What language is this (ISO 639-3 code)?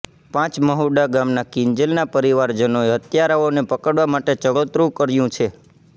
guj